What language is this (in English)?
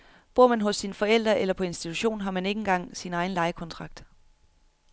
Danish